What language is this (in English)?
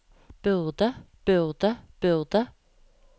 Norwegian